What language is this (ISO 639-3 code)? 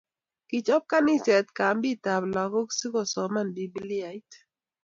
kln